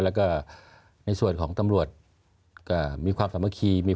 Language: Thai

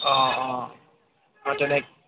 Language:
Assamese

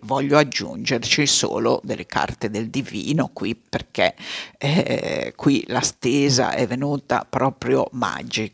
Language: Italian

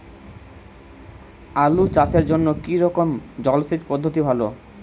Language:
Bangla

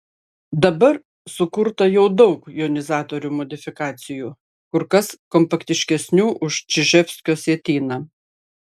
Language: Lithuanian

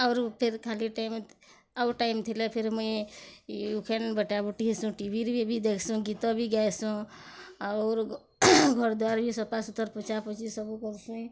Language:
Odia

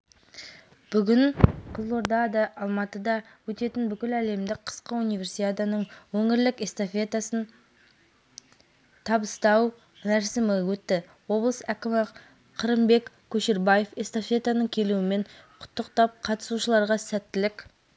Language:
Kazakh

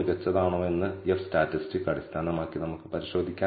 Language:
Malayalam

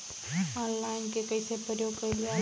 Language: Bhojpuri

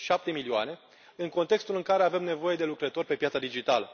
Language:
Romanian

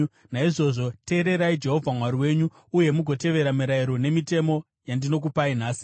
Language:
Shona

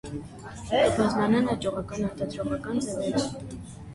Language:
Armenian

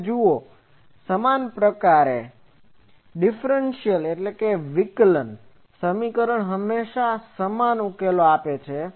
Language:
Gujarati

